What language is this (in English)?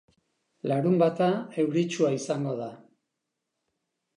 Basque